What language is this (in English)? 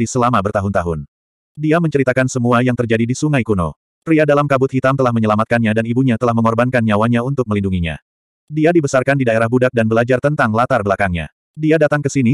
Indonesian